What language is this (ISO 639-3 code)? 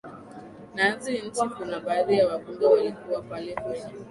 swa